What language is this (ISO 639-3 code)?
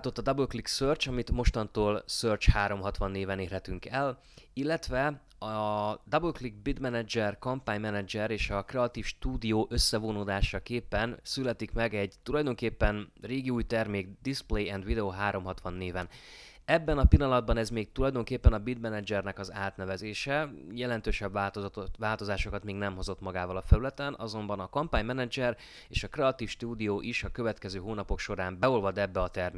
hun